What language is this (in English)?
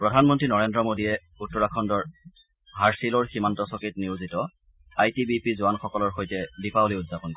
Assamese